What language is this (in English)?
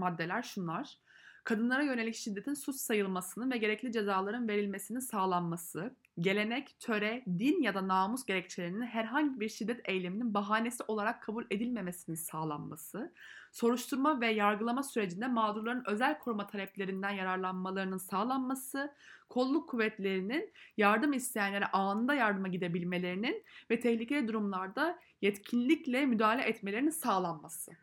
Turkish